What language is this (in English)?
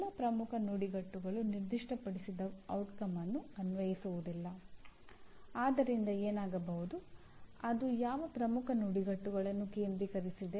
Kannada